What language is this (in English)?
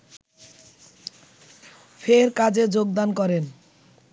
Bangla